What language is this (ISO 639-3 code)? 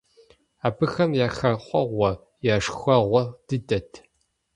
kbd